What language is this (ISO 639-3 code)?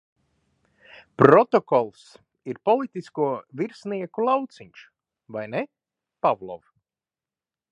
lav